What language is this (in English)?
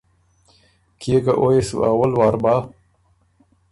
Ormuri